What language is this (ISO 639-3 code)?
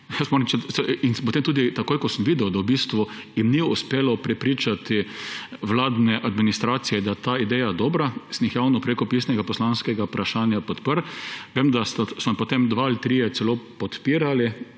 slv